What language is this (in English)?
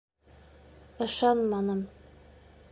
Bashkir